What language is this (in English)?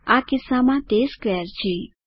Gujarati